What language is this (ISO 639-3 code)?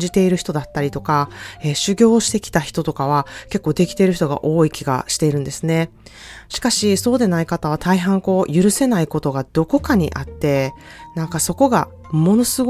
jpn